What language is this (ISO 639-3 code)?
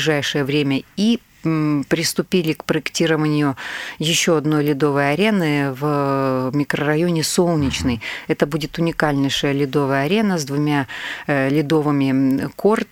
rus